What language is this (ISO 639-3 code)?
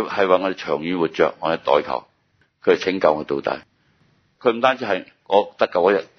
zho